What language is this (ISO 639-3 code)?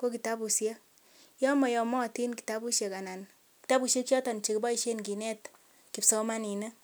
kln